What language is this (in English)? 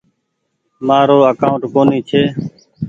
Goaria